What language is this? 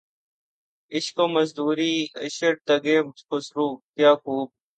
Urdu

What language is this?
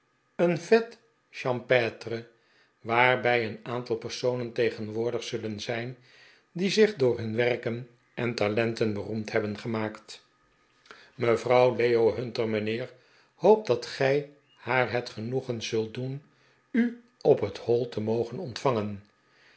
Dutch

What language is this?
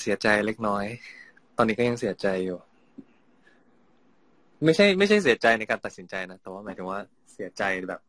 Thai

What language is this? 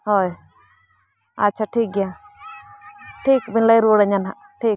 Santali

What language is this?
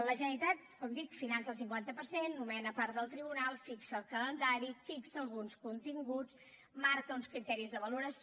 Catalan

